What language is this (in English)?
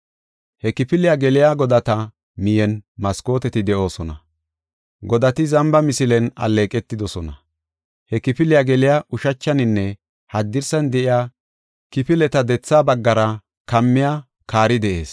Gofa